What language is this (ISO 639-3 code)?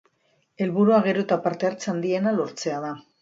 eus